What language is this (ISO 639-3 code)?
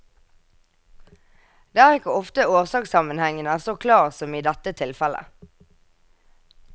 nor